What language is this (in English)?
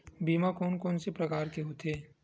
Chhattisgarhi